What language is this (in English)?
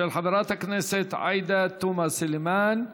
Hebrew